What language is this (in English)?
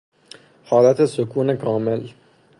Persian